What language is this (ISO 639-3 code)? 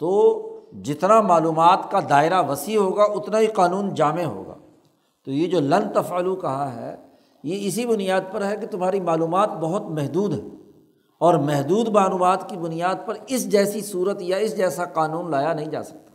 urd